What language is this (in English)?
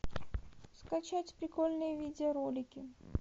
Russian